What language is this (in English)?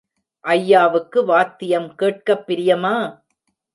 Tamil